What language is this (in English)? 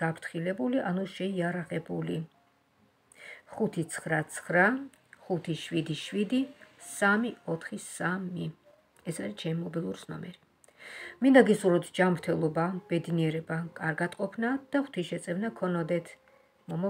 Romanian